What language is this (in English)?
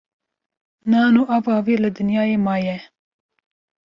Kurdish